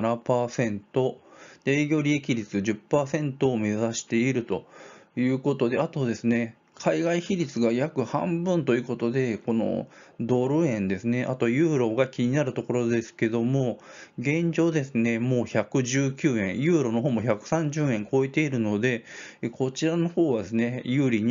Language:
Japanese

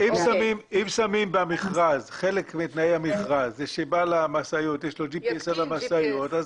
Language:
Hebrew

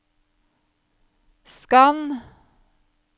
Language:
Norwegian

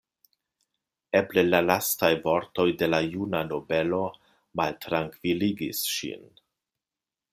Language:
Esperanto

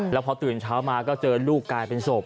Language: Thai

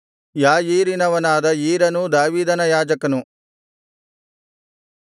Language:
Kannada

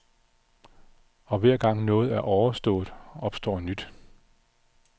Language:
Danish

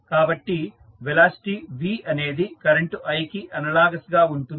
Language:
Telugu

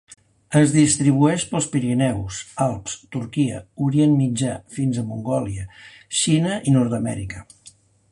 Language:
Catalan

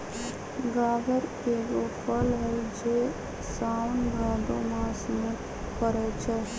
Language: Magahi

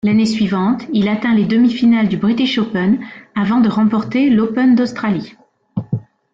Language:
French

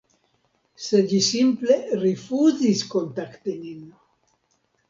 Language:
Esperanto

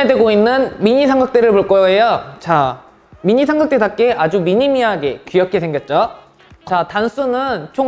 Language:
Korean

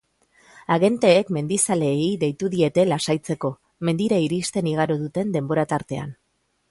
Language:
Basque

